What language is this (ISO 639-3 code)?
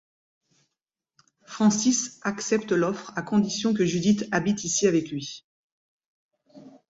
fra